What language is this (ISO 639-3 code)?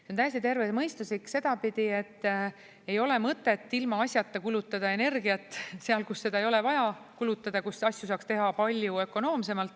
est